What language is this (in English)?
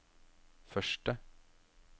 Norwegian